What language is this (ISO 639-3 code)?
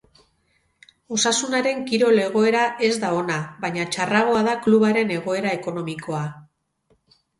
eus